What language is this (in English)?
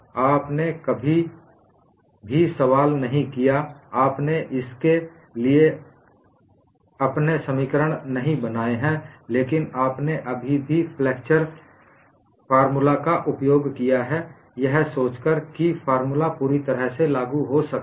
Hindi